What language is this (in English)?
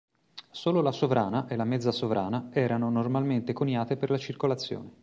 Italian